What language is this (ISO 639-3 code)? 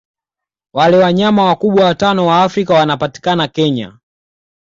swa